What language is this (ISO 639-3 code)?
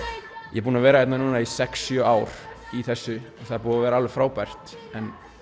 isl